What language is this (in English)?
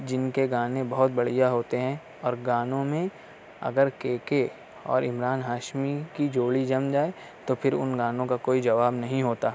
Urdu